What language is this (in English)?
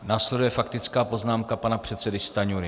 Czech